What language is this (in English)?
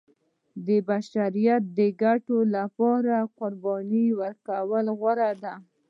Pashto